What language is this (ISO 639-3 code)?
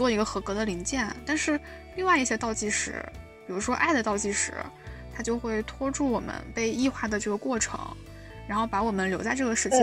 zho